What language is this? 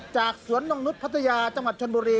Thai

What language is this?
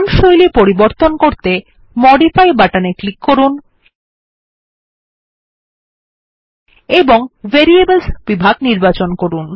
Bangla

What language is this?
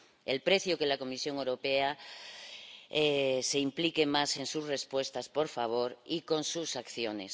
Spanish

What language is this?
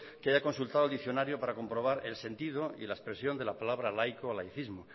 Spanish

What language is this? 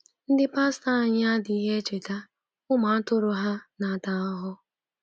Igbo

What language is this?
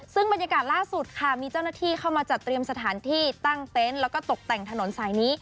Thai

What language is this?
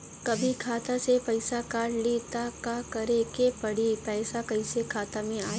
Bhojpuri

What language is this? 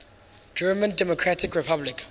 English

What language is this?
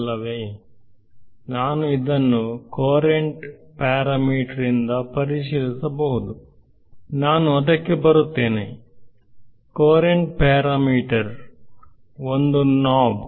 Kannada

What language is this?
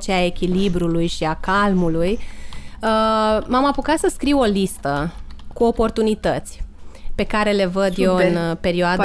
Romanian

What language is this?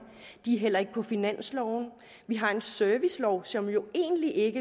Danish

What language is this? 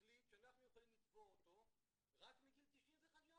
Hebrew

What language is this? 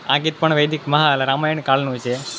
Gujarati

